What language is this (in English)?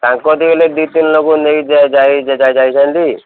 Odia